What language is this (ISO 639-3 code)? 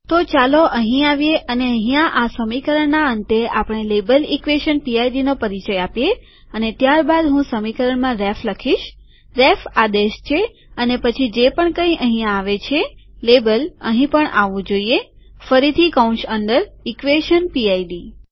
guj